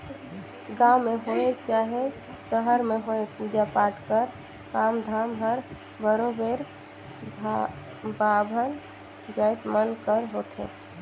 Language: Chhattisgarhi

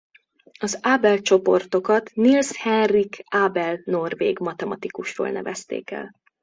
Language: Hungarian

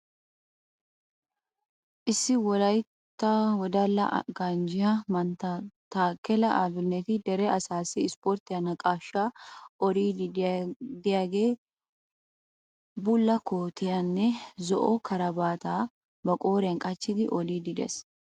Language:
Wolaytta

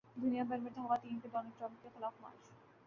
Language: Urdu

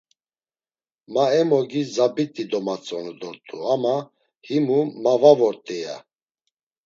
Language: Laz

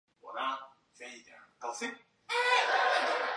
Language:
Chinese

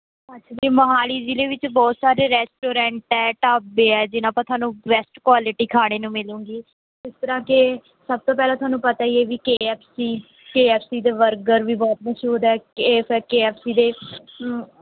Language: Punjabi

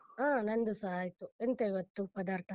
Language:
Kannada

